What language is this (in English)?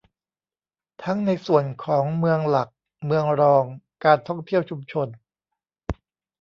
Thai